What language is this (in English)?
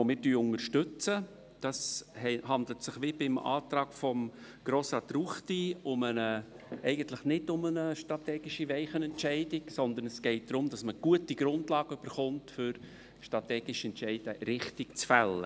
Swiss German